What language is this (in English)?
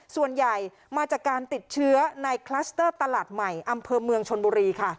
Thai